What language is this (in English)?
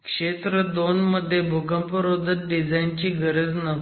Marathi